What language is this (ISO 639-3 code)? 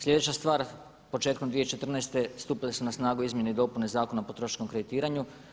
hrv